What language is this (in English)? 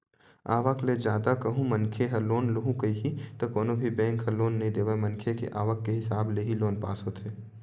Chhattisgarhi